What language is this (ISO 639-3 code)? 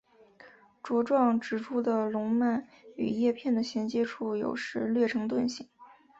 zho